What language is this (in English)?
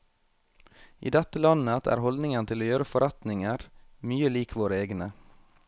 Norwegian